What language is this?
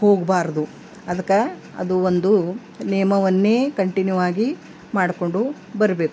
Kannada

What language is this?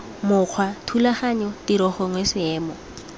Tswana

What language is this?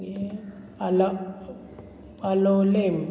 Konkani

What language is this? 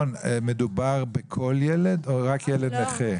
Hebrew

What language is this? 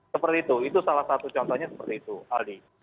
Indonesian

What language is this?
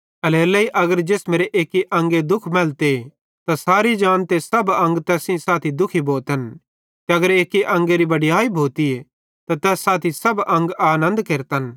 Bhadrawahi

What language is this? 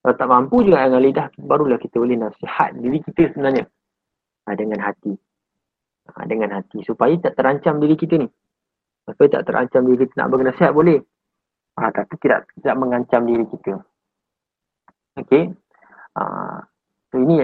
Malay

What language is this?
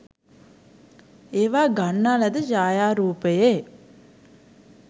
Sinhala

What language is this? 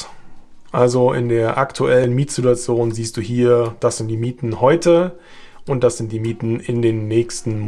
German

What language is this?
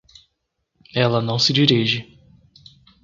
Portuguese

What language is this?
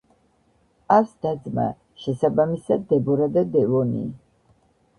Georgian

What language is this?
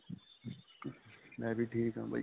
Punjabi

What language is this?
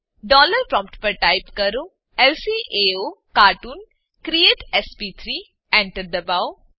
Gujarati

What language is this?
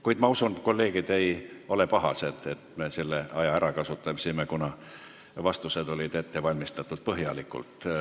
Estonian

